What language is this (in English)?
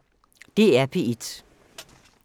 Danish